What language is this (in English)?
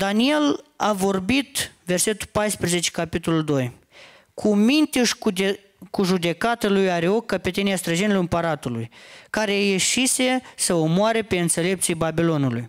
Romanian